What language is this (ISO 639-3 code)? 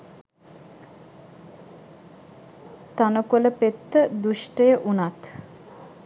sin